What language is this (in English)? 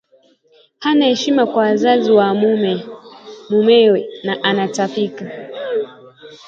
Swahili